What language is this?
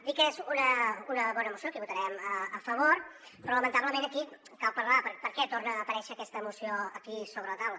Catalan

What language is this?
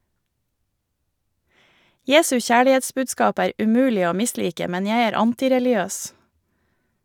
Norwegian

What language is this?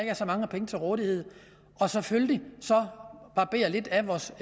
Danish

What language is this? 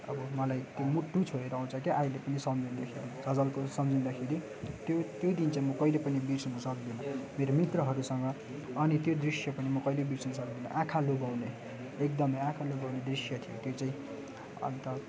Nepali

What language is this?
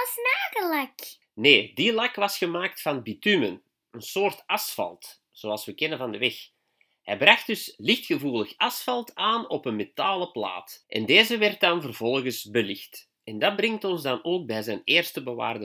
Dutch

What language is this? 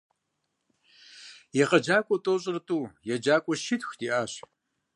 Kabardian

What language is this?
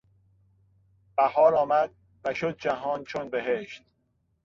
Persian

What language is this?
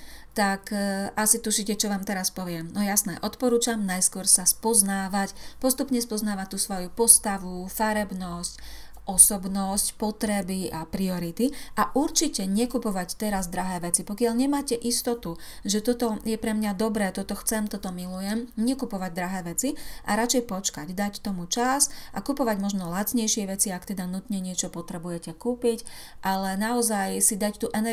Slovak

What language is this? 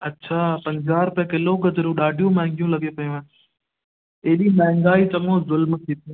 Sindhi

